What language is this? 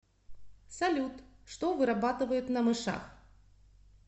Russian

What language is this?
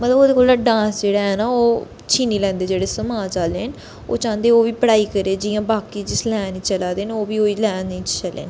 Dogri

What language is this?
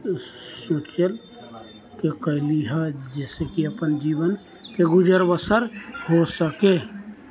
Maithili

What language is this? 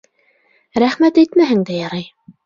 Bashkir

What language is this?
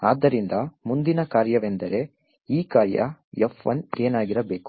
Kannada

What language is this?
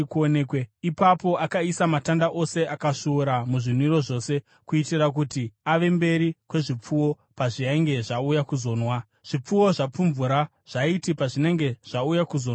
Shona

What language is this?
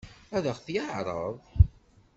Kabyle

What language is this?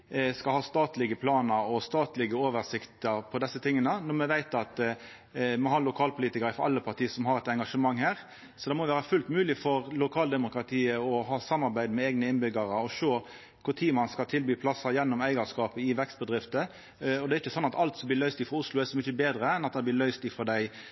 Norwegian Nynorsk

